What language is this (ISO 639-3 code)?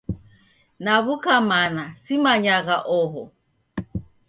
dav